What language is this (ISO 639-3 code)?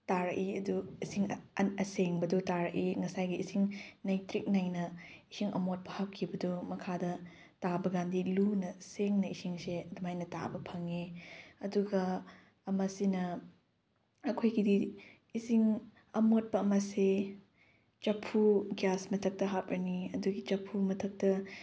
mni